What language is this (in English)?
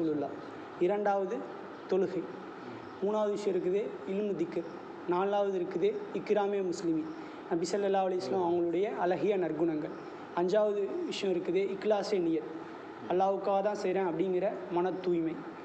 Tamil